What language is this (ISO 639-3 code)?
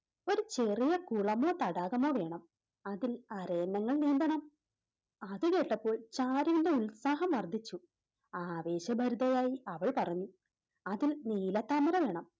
mal